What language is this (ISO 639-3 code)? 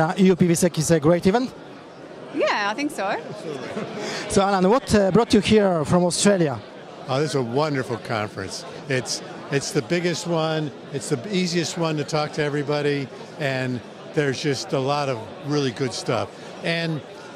eng